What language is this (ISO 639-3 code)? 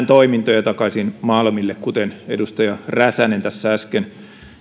fin